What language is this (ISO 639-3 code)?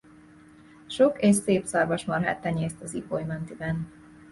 hun